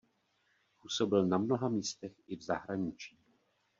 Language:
Czech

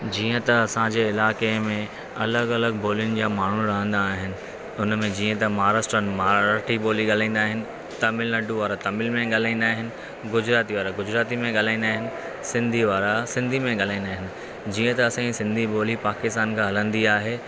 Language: Sindhi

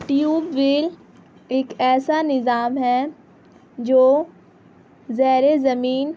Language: Urdu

